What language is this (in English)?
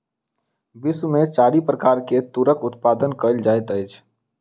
Maithili